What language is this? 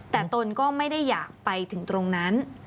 Thai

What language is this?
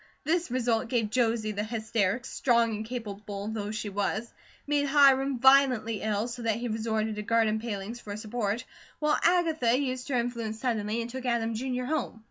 English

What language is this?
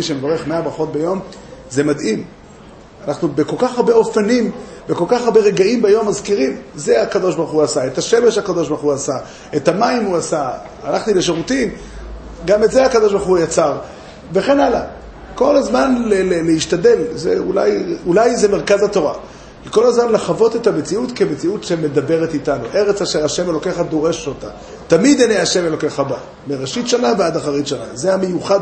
Hebrew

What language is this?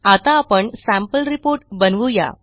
Marathi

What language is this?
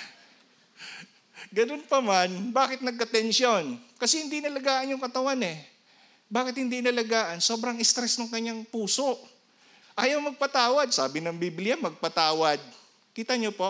Filipino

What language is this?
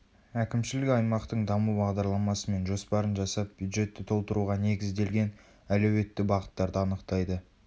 Kazakh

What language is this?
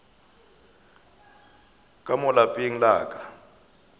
Northern Sotho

